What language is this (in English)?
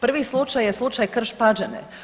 Croatian